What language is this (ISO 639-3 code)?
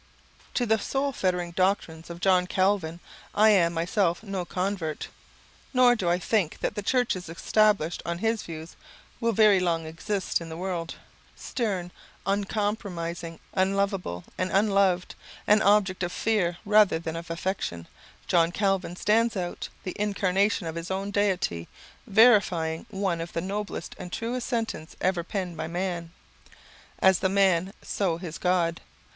eng